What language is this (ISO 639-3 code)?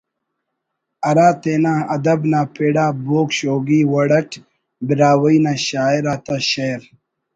brh